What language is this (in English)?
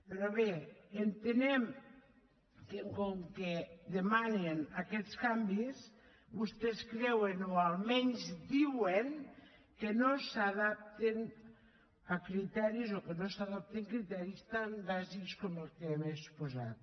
Catalan